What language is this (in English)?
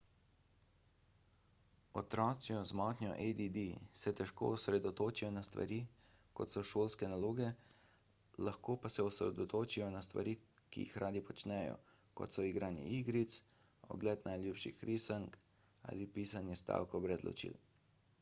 Slovenian